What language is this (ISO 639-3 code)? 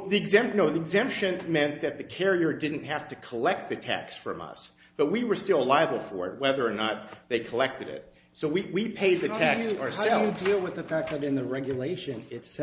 eng